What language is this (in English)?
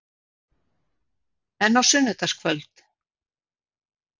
Icelandic